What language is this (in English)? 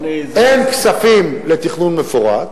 Hebrew